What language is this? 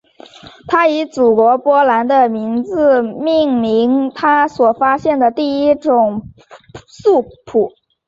Chinese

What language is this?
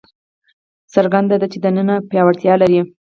Pashto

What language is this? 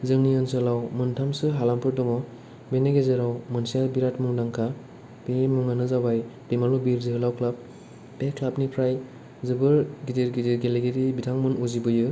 Bodo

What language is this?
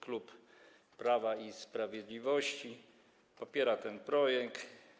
Polish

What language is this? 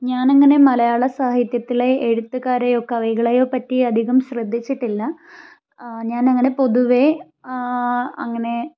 Malayalam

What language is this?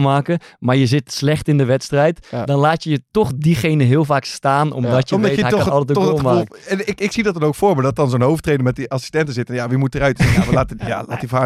Dutch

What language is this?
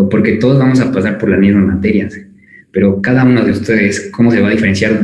Spanish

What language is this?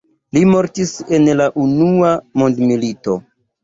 Esperanto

